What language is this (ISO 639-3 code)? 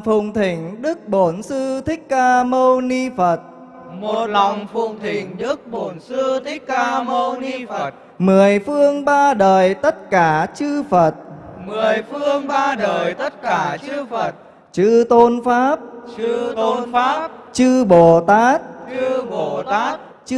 vie